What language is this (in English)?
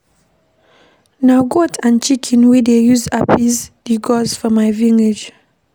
Nigerian Pidgin